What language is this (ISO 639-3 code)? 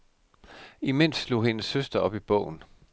dan